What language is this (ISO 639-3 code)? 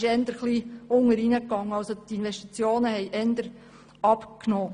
gsw